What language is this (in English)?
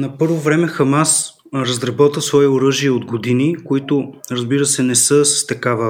Bulgarian